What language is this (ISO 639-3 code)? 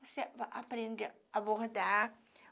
por